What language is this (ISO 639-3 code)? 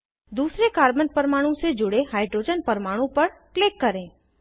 hin